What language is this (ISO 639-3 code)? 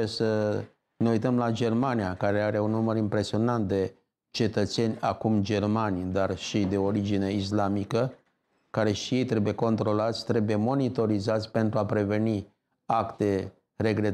ron